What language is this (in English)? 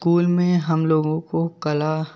Hindi